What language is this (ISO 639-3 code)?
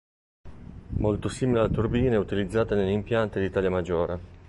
ita